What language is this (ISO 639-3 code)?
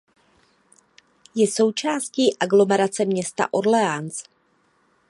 ces